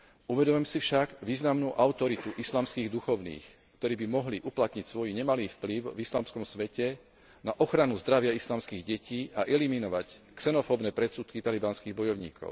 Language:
Slovak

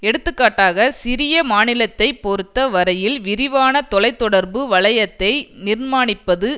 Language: Tamil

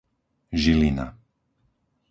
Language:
Slovak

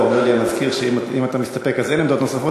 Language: Hebrew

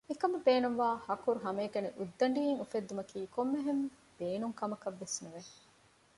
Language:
Divehi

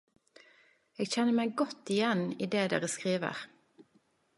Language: Norwegian Nynorsk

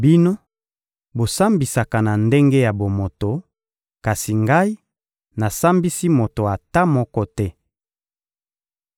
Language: Lingala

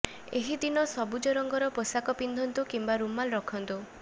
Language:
Odia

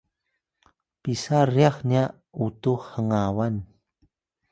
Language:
Atayal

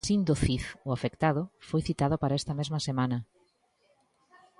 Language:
Galician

